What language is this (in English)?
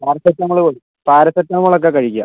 Malayalam